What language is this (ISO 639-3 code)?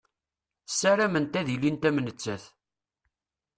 kab